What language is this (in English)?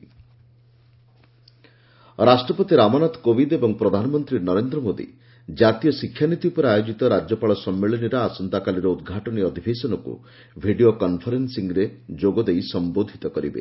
Odia